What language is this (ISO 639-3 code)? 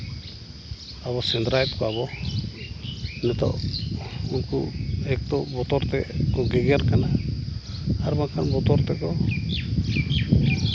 sat